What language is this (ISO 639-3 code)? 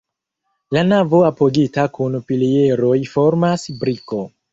epo